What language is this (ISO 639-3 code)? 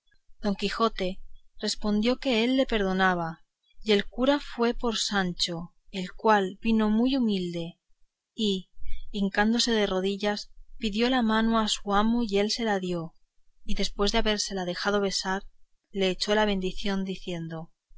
spa